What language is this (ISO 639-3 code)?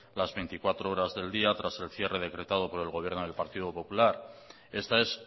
spa